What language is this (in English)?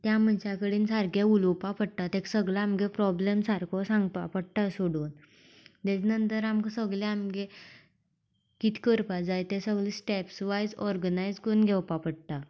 Konkani